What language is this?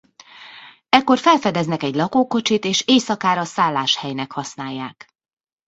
Hungarian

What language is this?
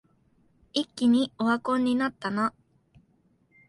Japanese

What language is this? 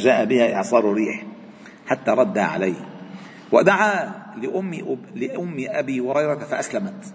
Arabic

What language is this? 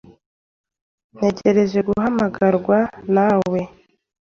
Kinyarwanda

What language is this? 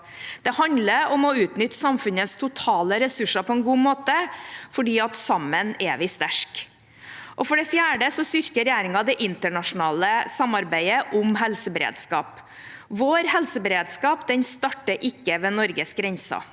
Norwegian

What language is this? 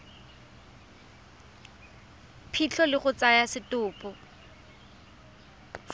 Tswana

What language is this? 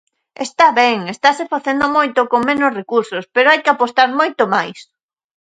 Galician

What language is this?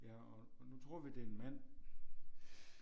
Danish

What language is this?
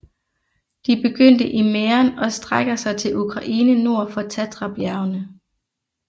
Danish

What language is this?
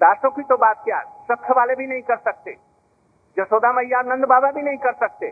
Hindi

